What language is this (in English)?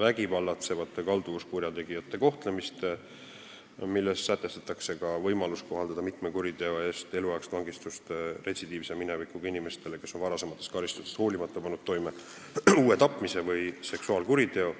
Estonian